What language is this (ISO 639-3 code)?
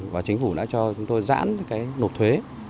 vie